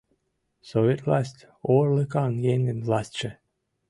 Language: Mari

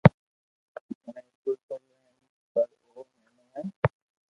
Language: Loarki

